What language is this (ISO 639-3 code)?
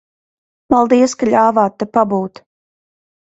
lav